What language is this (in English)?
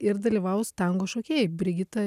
Lithuanian